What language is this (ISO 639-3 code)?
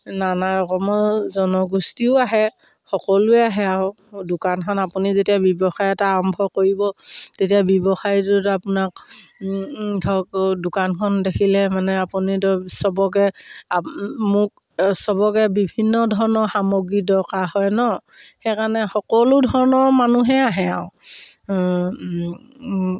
asm